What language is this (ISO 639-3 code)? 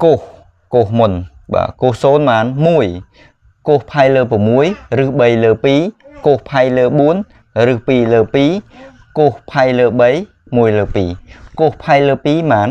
vie